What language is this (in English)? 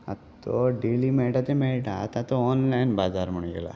Konkani